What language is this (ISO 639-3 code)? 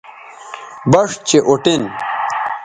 btv